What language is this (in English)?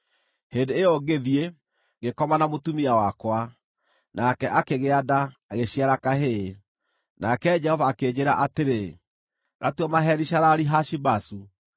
Kikuyu